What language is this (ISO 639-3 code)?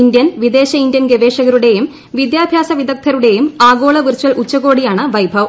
mal